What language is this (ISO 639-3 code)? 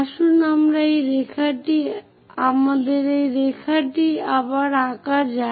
ben